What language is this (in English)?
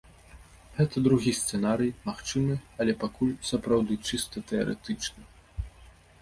Belarusian